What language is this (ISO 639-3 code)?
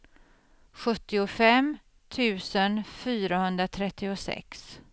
swe